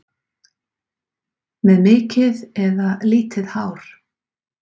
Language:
Icelandic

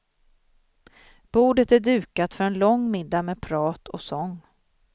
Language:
Swedish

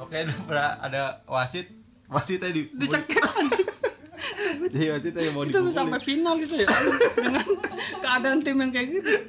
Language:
Indonesian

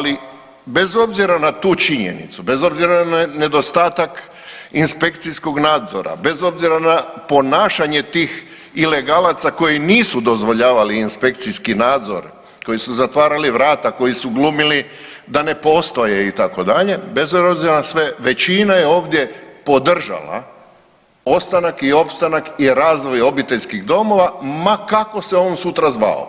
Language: Croatian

